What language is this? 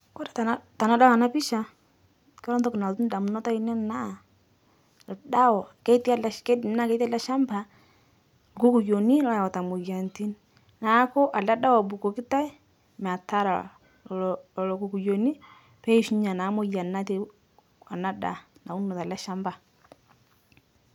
Masai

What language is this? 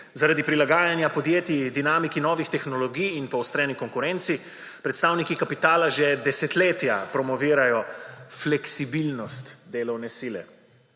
Slovenian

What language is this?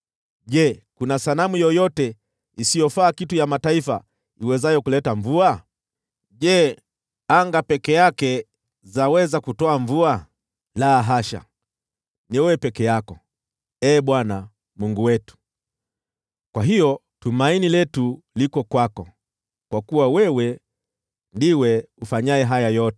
Swahili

